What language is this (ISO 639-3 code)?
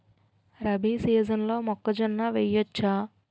tel